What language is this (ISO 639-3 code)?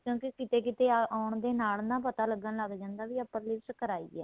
pan